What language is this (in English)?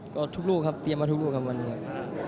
Thai